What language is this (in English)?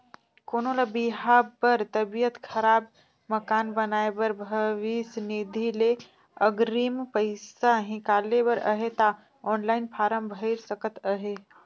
Chhattisgarhi